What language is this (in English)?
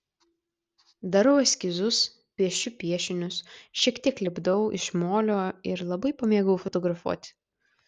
Lithuanian